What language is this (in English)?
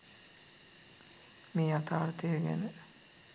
Sinhala